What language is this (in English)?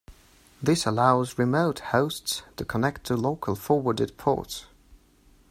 English